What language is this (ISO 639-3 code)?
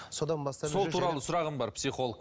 kaz